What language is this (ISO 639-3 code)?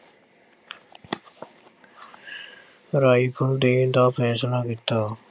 pan